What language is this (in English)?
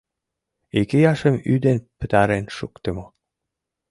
Mari